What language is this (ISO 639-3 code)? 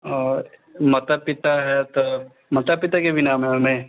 mai